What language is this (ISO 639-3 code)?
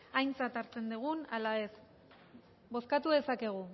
eus